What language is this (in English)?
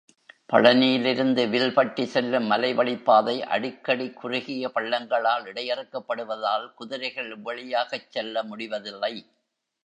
Tamil